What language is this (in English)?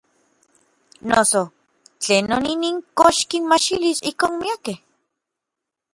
Orizaba Nahuatl